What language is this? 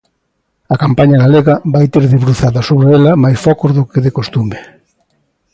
Galician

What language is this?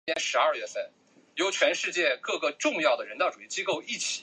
Chinese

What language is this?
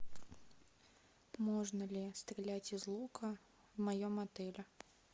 Russian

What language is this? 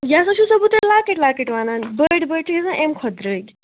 Kashmiri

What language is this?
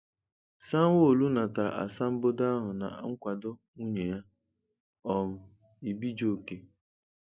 Igbo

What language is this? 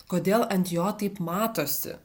Lithuanian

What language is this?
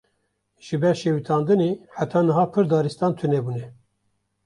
Kurdish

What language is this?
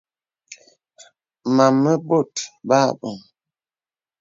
Bebele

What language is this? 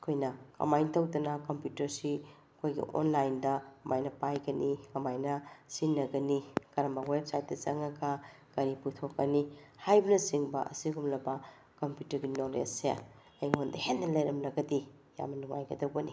Manipuri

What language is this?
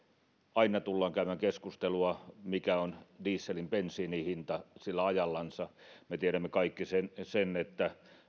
Finnish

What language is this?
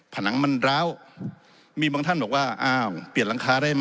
Thai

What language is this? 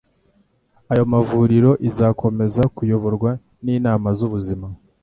Kinyarwanda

